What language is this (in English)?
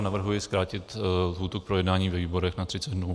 Czech